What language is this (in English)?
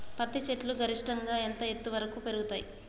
Telugu